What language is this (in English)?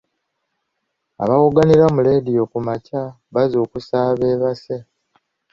Ganda